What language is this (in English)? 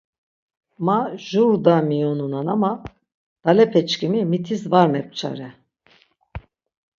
Laz